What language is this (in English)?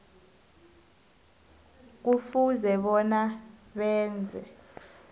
South Ndebele